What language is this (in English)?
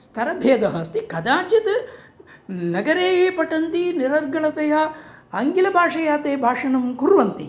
Sanskrit